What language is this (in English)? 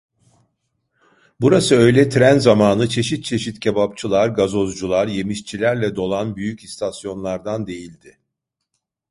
Turkish